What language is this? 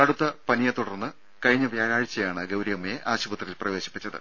Malayalam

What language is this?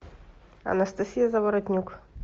Russian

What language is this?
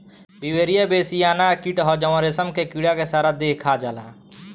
Bhojpuri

